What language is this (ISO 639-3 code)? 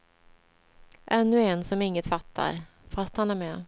swe